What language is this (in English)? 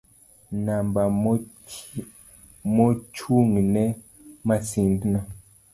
Luo (Kenya and Tanzania)